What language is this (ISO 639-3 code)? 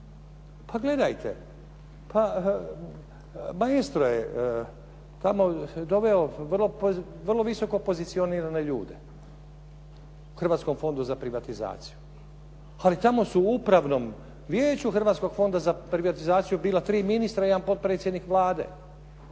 hrv